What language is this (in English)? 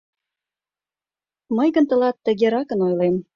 Mari